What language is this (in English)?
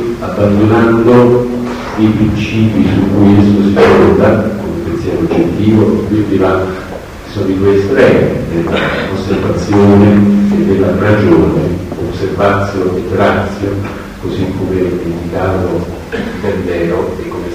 Italian